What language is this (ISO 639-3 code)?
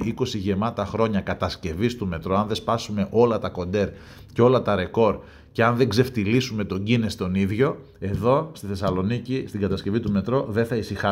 ell